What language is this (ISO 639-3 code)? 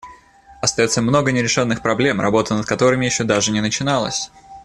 rus